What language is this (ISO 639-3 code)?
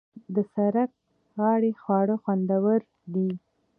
pus